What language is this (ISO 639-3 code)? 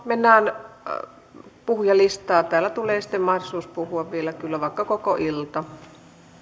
fin